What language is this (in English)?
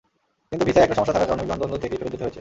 Bangla